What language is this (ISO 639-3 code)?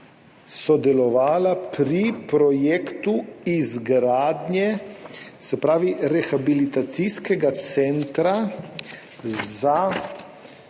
slv